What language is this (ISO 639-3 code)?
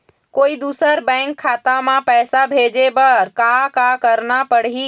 hne